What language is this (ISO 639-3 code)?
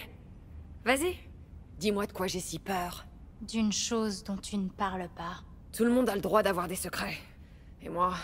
fra